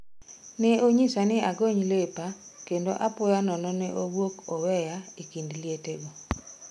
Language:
Luo (Kenya and Tanzania)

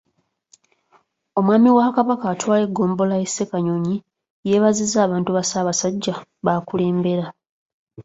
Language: Ganda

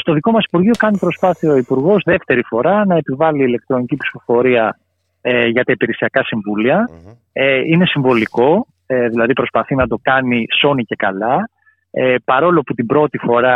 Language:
Greek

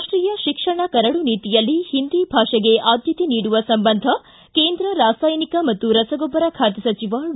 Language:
Kannada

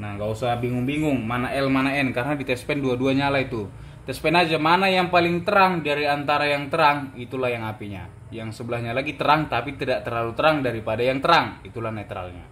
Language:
Indonesian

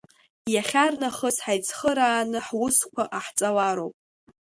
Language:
Abkhazian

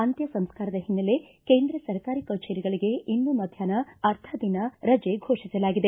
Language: Kannada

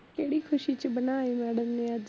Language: Punjabi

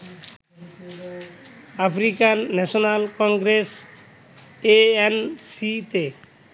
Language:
Bangla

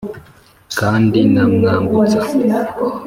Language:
Kinyarwanda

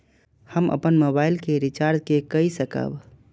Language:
Maithili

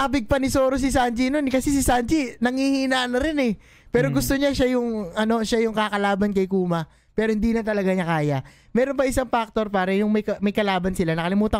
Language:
Filipino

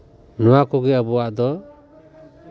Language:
Santali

